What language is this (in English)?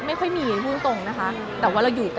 Thai